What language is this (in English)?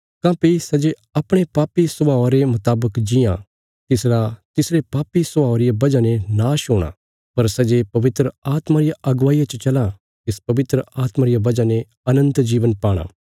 Bilaspuri